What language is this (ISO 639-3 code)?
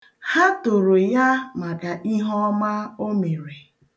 ibo